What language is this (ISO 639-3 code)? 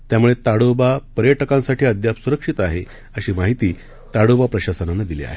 mar